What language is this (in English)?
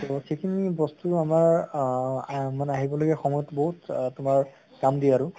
Assamese